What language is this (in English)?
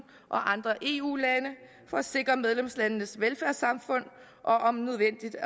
Danish